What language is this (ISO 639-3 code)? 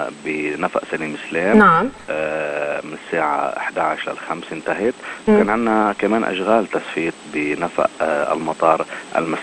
ara